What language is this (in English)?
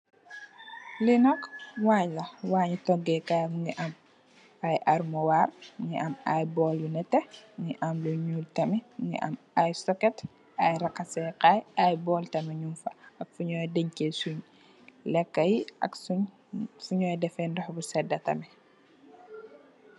Wolof